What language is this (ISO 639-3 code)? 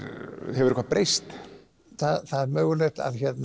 isl